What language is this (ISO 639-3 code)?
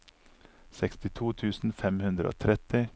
nor